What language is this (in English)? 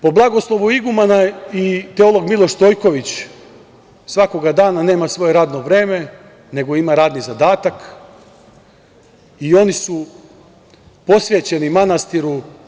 Serbian